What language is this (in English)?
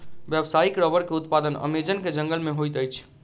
Maithili